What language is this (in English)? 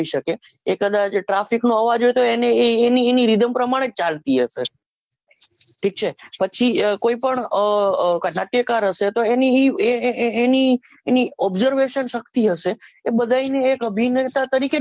Gujarati